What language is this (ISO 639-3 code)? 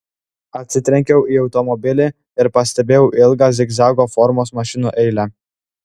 lit